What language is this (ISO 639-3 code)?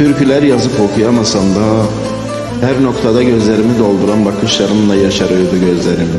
tur